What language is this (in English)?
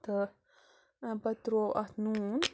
Kashmiri